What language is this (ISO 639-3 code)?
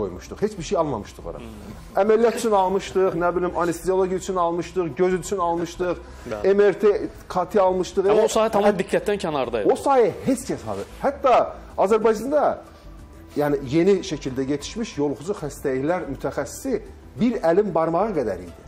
tur